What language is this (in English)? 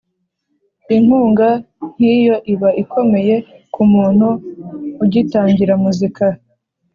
Kinyarwanda